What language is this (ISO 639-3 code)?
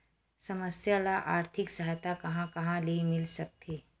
hne